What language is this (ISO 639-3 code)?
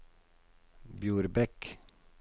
nor